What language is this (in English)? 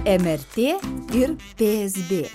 Lithuanian